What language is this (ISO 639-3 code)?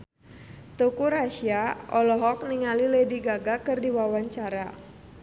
sun